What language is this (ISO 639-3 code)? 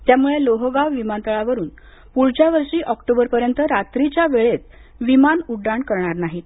mar